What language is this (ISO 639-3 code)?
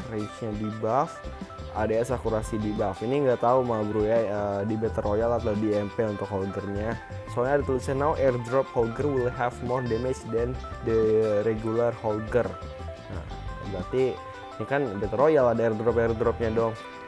ind